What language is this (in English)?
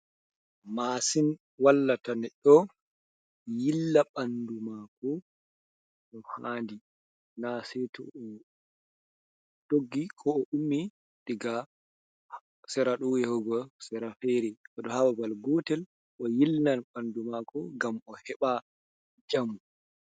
Fula